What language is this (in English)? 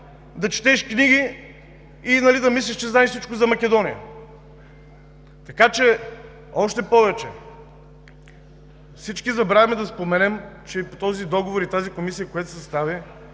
Bulgarian